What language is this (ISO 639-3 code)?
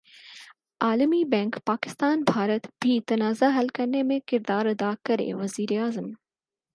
urd